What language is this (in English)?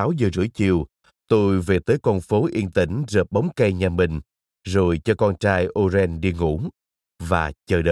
Vietnamese